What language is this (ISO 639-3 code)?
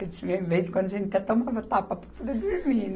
por